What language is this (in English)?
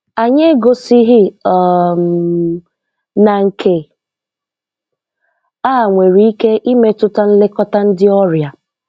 Igbo